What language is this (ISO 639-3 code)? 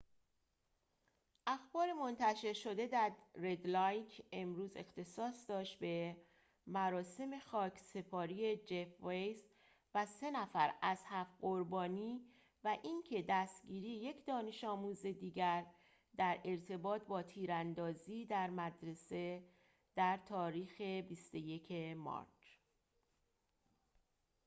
fas